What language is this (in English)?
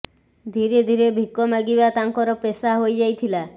Odia